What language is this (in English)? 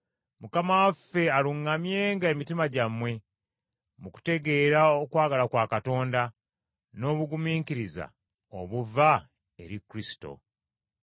Ganda